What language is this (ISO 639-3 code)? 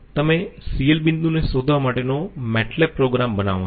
guj